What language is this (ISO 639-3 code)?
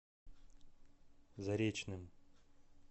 rus